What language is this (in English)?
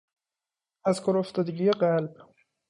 Persian